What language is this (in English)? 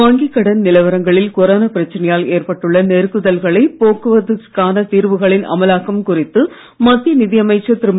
Tamil